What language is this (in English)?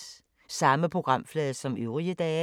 Danish